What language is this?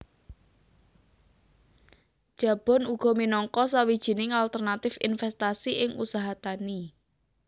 Javanese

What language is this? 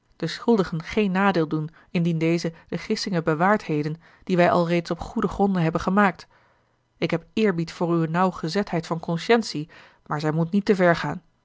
Dutch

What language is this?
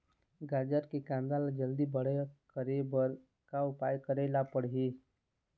Chhattisgarhi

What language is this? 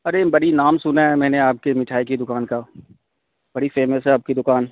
Urdu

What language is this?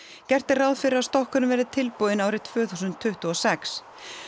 Icelandic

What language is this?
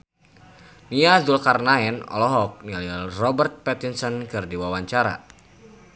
Sundanese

